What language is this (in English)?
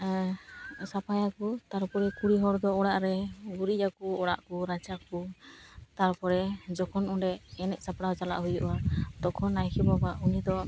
Santali